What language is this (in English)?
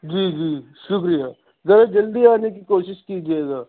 Urdu